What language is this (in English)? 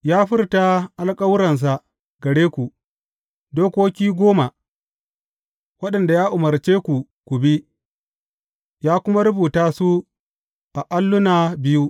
Hausa